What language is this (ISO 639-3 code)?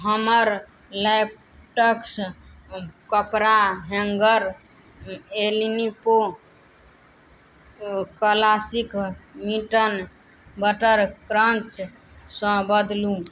mai